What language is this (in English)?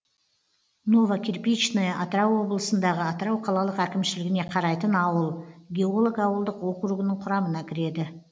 Kazakh